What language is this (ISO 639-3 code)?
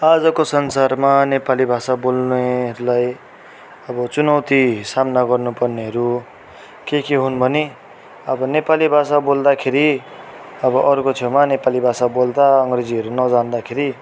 nep